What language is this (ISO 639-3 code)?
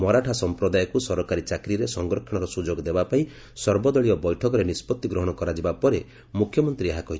ori